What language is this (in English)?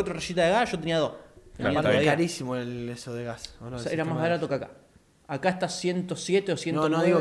Spanish